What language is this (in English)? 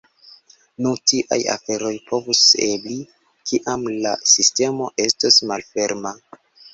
Esperanto